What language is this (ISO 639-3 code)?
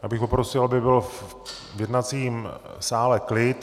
ces